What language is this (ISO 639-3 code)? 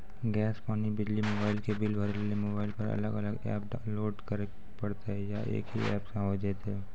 mai